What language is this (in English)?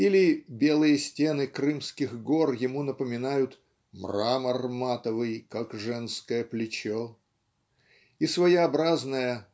Russian